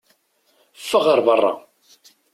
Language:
Kabyle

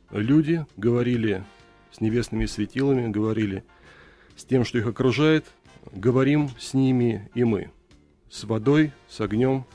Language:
Russian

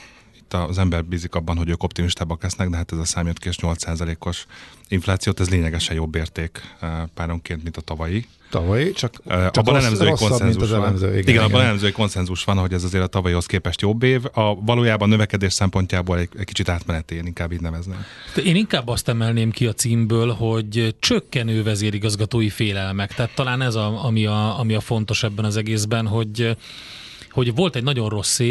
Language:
Hungarian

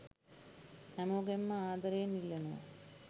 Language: Sinhala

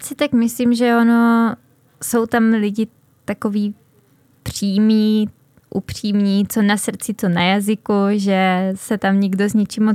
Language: Czech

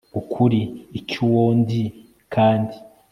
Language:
Kinyarwanda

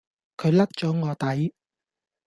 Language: Cantonese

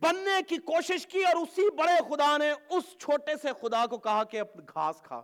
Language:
Urdu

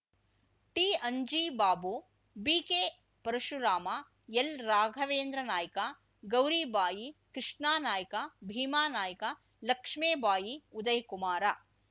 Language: Kannada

